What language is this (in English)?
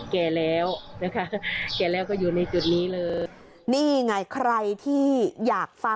Thai